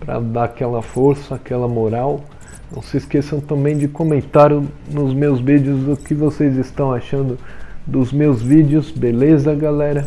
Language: Portuguese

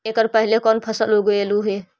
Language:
Magahi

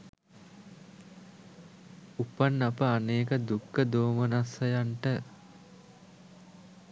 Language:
Sinhala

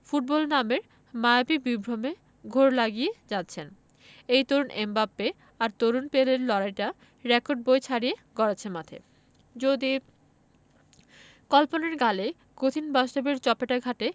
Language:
Bangla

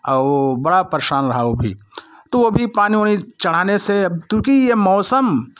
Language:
Hindi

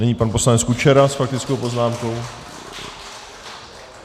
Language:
Czech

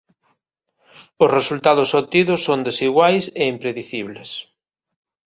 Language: Galician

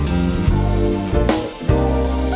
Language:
Thai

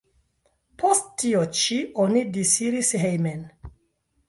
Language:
Esperanto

